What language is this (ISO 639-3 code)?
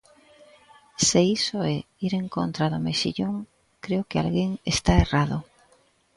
glg